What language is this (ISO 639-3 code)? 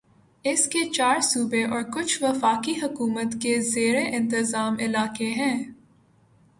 urd